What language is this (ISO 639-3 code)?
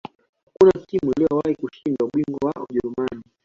swa